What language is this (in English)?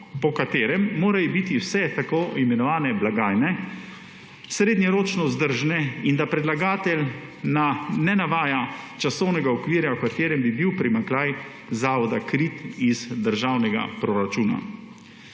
Slovenian